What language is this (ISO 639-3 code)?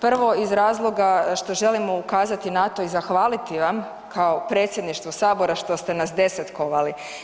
hrv